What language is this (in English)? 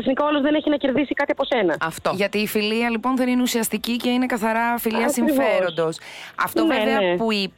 Greek